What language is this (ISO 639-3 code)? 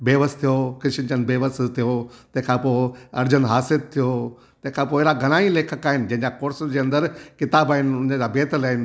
snd